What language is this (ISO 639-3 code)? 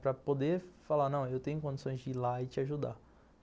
por